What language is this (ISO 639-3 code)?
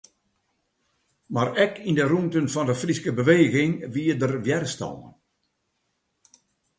fry